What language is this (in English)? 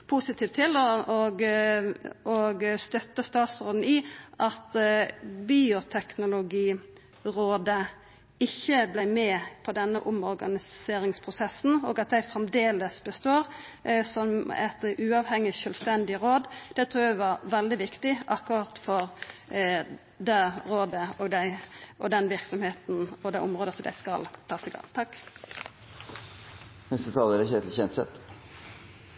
Norwegian